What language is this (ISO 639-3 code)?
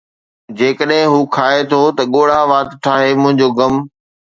snd